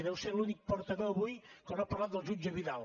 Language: Catalan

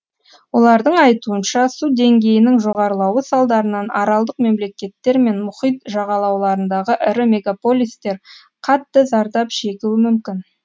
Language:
Kazakh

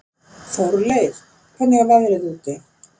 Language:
Icelandic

